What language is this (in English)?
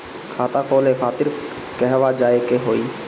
Bhojpuri